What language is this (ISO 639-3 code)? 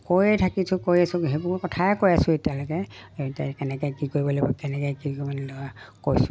asm